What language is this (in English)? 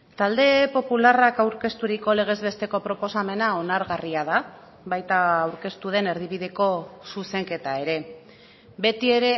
Basque